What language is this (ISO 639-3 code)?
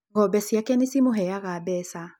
kik